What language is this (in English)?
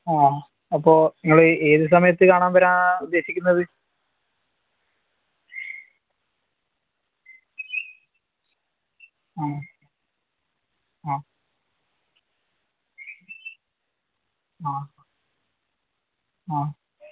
Malayalam